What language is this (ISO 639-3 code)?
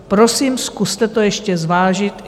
ces